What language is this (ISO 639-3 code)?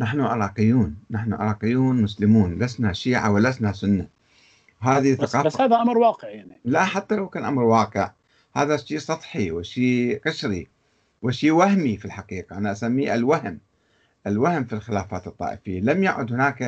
ara